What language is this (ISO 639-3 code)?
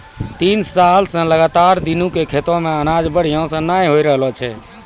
mai